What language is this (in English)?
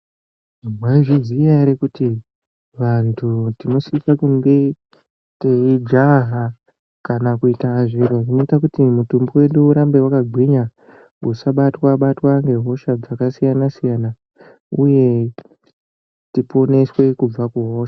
Ndau